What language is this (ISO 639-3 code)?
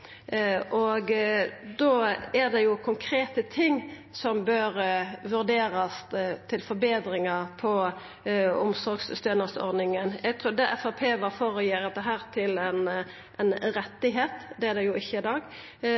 nno